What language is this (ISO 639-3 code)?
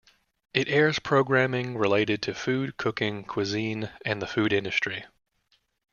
eng